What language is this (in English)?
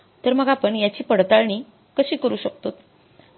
Marathi